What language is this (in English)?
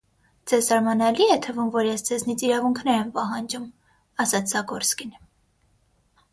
Armenian